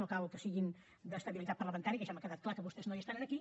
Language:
Catalan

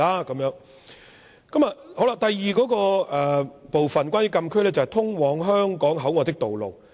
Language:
Cantonese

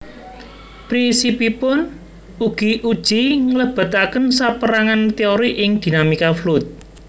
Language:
Javanese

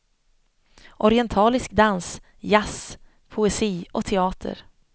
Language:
Swedish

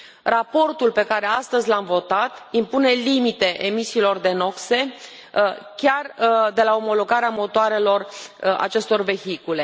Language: Romanian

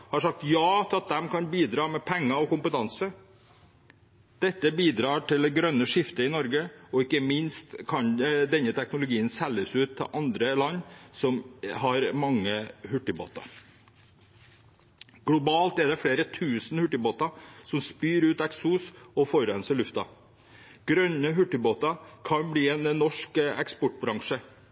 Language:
Norwegian Bokmål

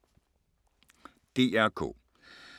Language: Danish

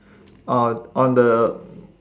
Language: English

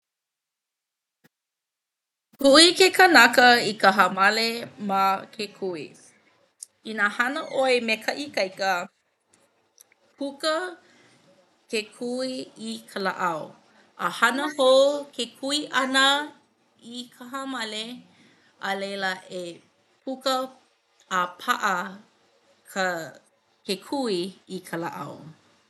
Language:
Hawaiian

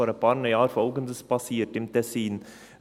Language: Swiss German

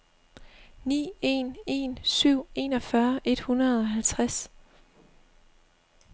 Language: Danish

